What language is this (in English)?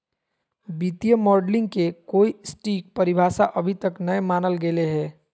Magahi